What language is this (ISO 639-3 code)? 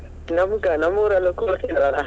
kan